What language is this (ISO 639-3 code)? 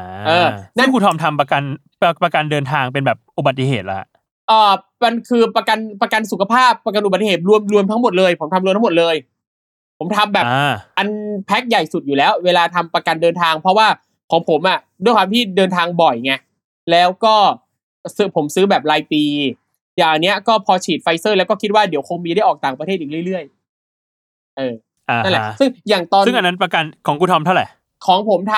tha